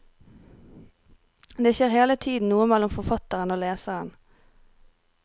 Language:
Norwegian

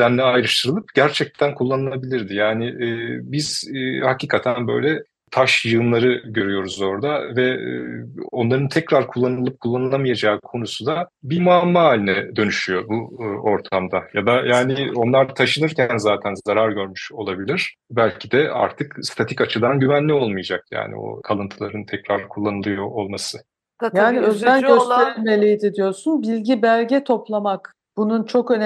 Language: Turkish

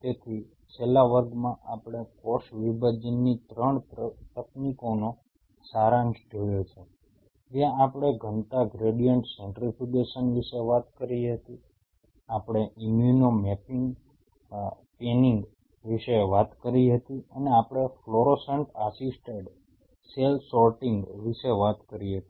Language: Gujarati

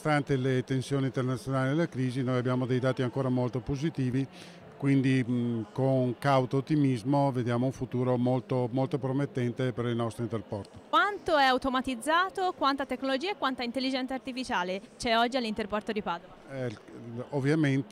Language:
Italian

